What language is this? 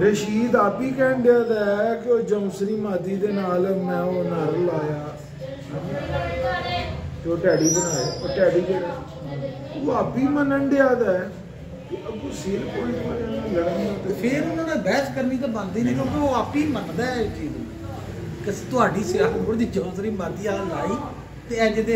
Hindi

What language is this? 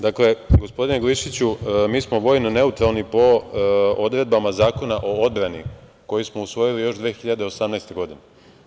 Serbian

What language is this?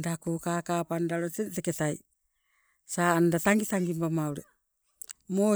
Sibe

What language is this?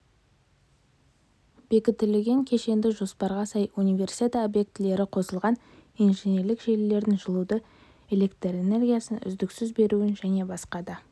Kazakh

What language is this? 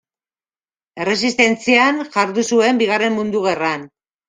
Basque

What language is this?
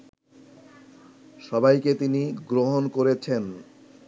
Bangla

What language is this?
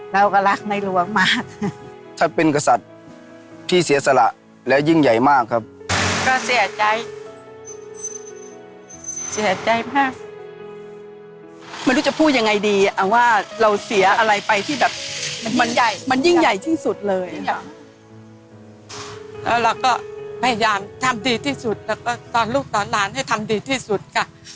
Thai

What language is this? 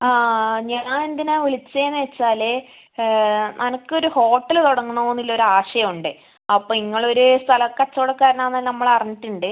Malayalam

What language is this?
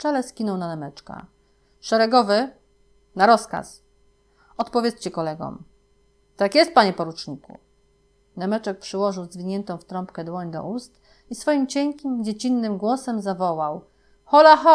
Polish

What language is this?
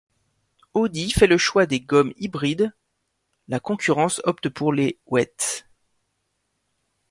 French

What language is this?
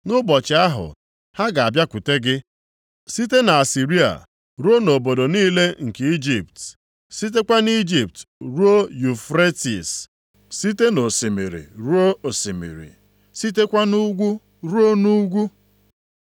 Igbo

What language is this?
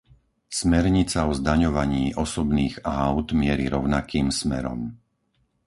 Slovak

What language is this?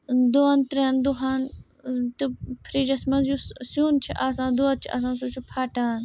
Kashmiri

